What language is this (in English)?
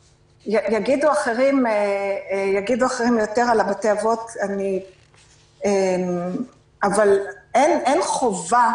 Hebrew